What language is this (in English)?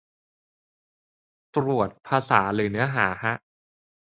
Thai